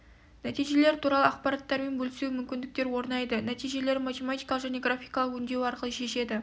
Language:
Kazakh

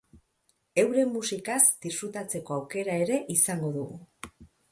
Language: Basque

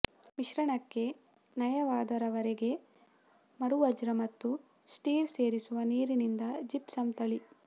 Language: Kannada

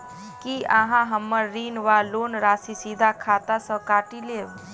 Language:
Maithili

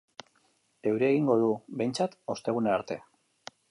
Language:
Basque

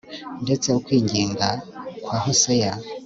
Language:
Kinyarwanda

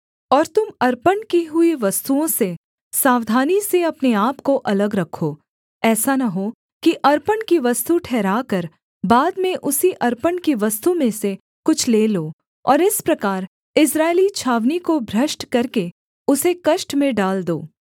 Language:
Hindi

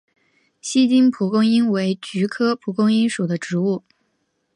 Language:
Chinese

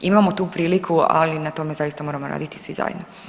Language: Croatian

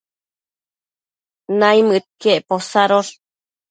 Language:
Matsés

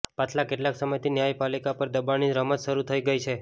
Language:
Gujarati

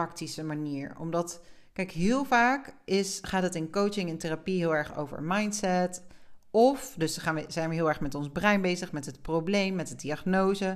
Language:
Dutch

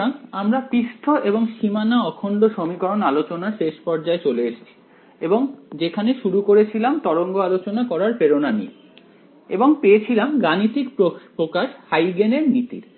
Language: Bangla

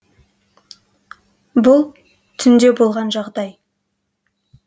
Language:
Kazakh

